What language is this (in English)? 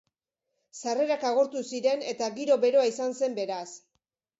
Basque